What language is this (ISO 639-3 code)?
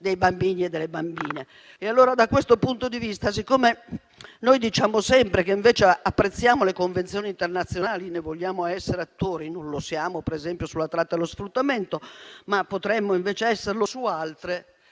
ita